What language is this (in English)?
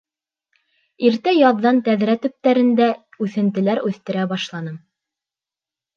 Bashkir